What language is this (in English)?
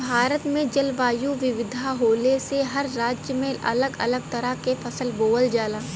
Bhojpuri